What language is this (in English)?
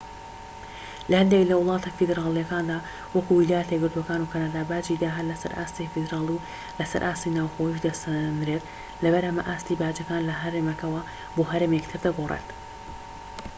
Central Kurdish